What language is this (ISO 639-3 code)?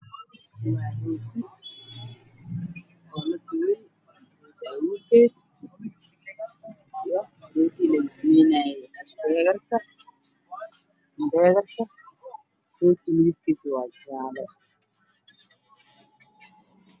som